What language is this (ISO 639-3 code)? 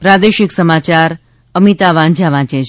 guj